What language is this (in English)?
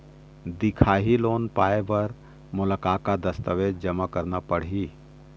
Chhattisgarhi